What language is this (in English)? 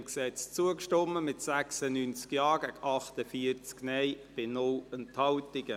Swiss German